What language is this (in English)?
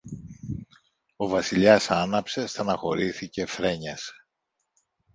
Greek